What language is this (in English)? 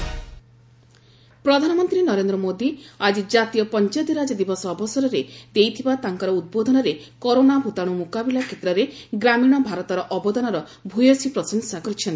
Odia